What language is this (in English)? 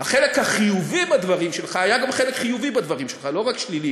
Hebrew